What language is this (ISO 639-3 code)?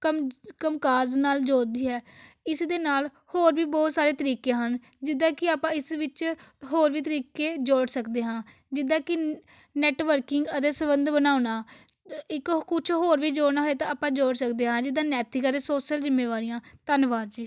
pan